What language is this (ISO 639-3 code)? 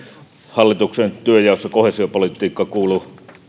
fin